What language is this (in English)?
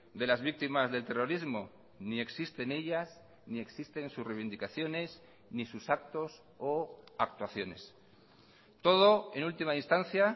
Spanish